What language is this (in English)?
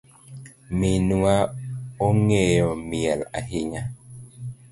Luo (Kenya and Tanzania)